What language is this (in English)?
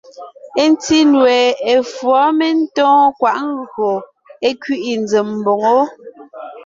Ngiemboon